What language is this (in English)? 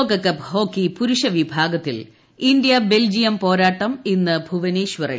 Malayalam